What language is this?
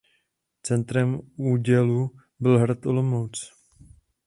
Czech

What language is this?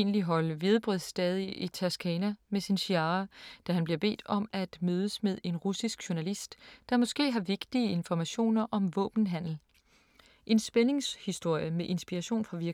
Danish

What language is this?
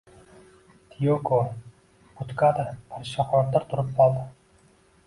Uzbek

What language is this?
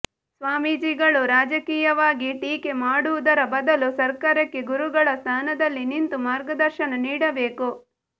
Kannada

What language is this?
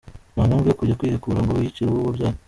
Kinyarwanda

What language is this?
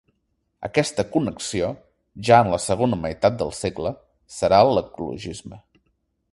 Catalan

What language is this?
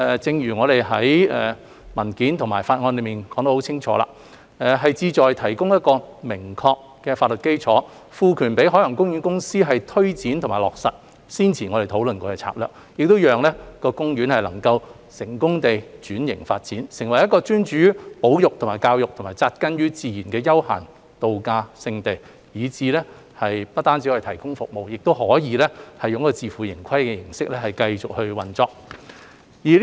Cantonese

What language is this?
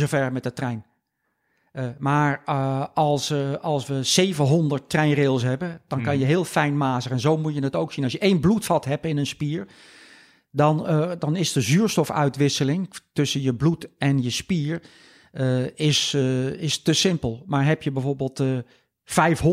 Dutch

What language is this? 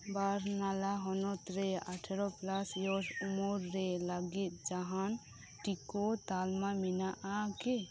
Santali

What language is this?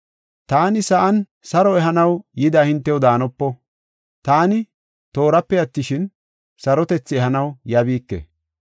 Gofa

